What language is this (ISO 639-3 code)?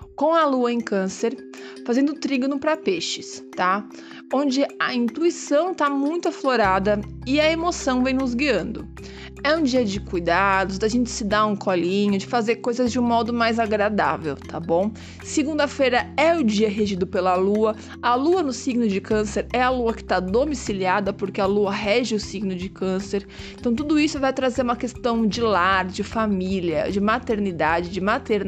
por